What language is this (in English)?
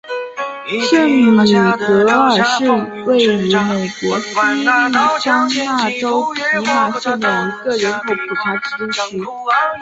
Chinese